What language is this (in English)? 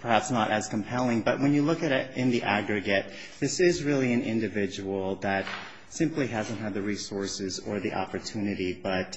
English